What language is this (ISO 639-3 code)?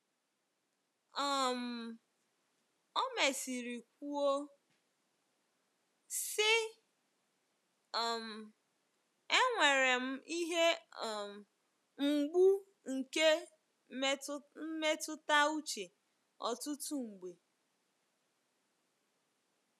ibo